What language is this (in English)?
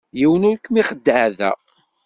Kabyle